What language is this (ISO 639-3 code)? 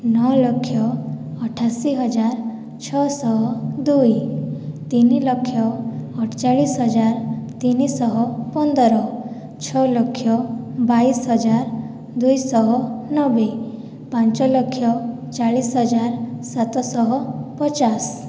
ori